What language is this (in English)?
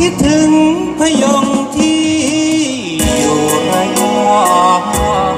Thai